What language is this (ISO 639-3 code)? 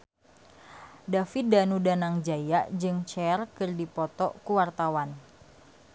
sun